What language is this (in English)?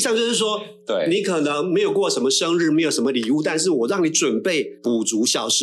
Chinese